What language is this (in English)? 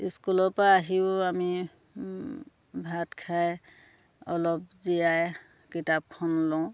Assamese